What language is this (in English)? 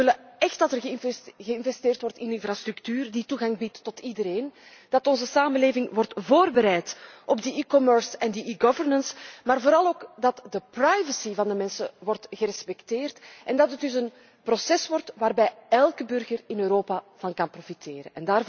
Dutch